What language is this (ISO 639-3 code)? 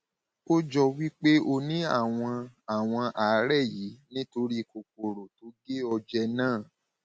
yor